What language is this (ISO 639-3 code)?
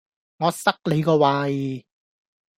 yue